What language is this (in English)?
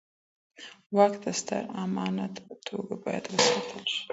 Pashto